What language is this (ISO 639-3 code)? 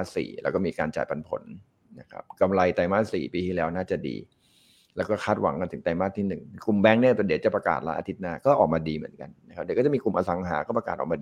tha